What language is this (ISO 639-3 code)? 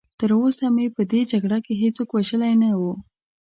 pus